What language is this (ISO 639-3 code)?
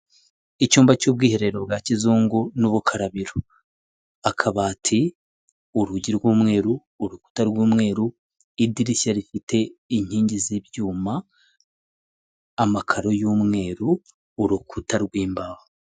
kin